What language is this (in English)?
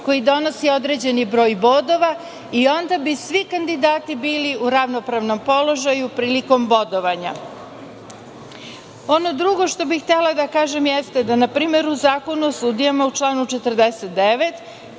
Serbian